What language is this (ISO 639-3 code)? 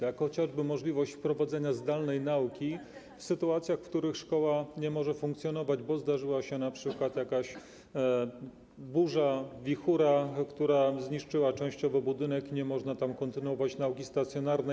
pol